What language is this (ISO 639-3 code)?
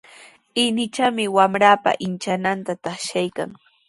qws